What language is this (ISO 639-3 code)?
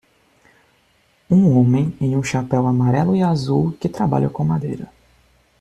por